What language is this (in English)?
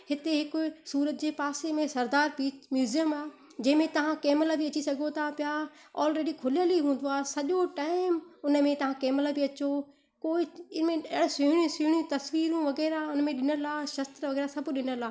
Sindhi